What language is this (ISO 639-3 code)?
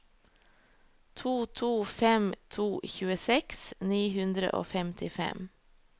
nor